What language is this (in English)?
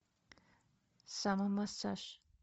Russian